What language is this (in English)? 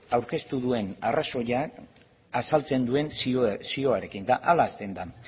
Basque